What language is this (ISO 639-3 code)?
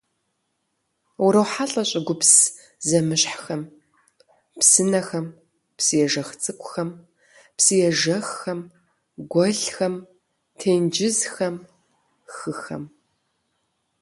kbd